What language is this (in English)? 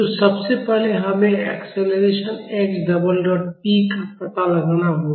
Hindi